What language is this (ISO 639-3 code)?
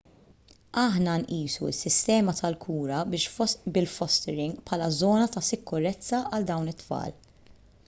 mlt